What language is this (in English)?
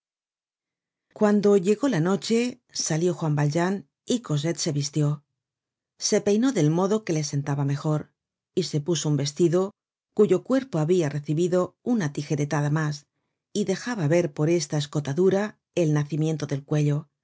Spanish